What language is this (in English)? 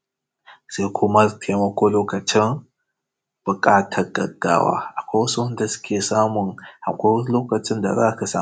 Hausa